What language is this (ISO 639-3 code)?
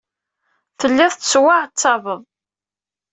kab